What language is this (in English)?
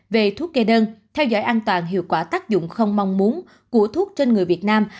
Vietnamese